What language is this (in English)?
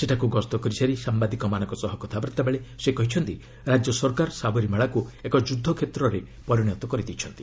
Odia